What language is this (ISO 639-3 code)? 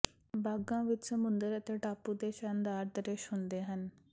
pan